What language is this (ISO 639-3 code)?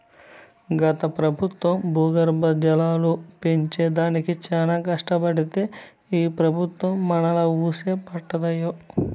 tel